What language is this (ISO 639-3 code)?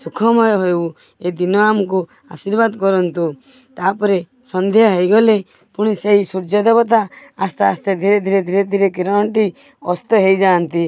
ori